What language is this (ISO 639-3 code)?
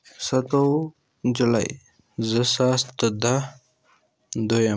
kas